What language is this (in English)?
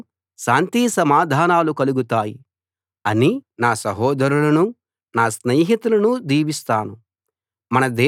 Telugu